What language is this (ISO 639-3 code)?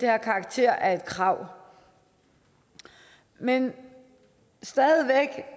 dan